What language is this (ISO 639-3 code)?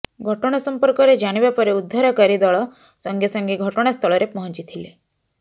ori